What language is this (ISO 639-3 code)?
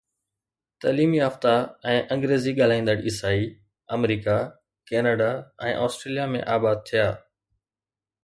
snd